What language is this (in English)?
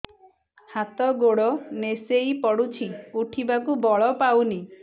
Odia